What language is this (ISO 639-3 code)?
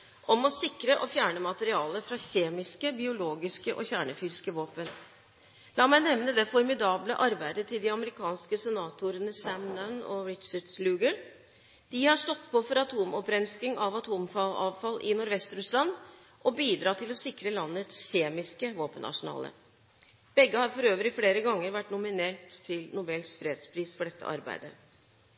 nob